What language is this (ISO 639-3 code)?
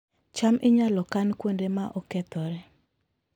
luo